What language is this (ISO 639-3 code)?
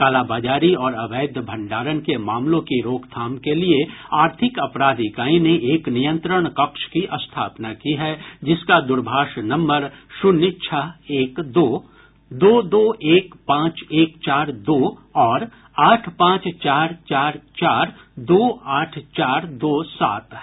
hin